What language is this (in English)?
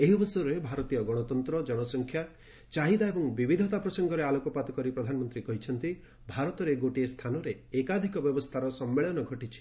Odia